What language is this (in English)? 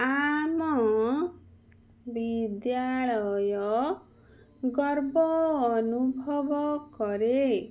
Odia